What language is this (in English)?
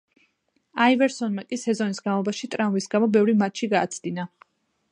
Georgian